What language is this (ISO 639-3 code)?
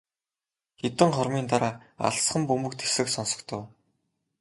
mon